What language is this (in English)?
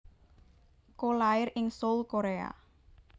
Javanese